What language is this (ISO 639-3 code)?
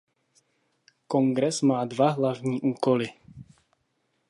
ces